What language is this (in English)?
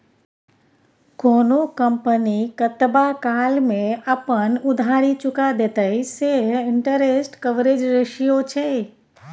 Maithili